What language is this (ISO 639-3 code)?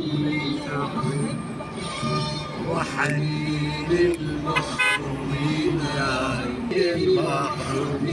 ara